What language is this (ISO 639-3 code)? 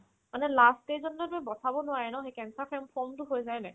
asm